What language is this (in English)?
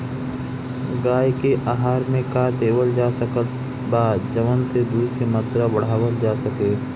Bhojpuri